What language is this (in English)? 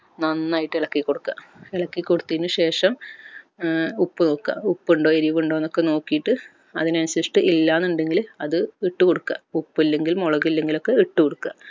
Malayalam